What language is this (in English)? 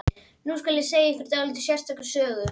Icelandic